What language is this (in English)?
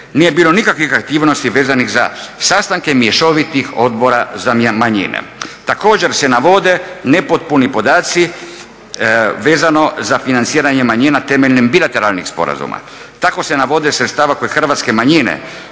Croatian